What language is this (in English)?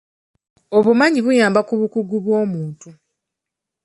Ganda